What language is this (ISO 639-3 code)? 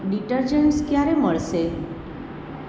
guj